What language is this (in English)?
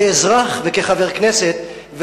Hebrew